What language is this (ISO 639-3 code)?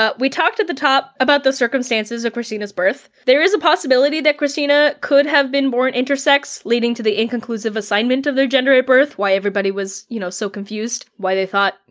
eng